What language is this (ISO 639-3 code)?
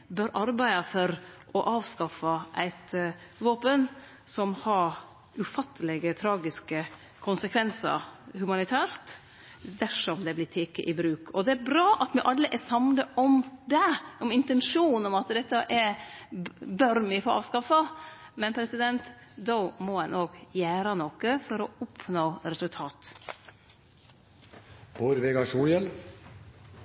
nno